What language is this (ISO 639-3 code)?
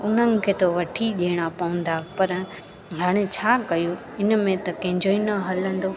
snd